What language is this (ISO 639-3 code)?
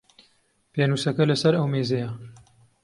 ckb